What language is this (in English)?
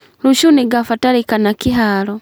Kikuyu